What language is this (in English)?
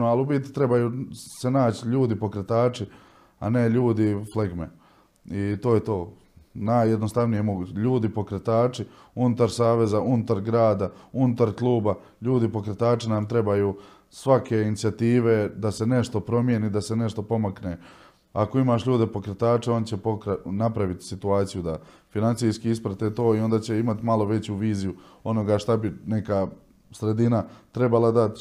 Croatian